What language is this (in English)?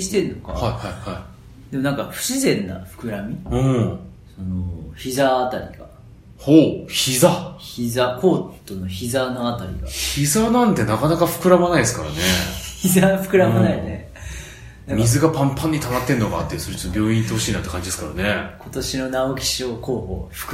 Japanese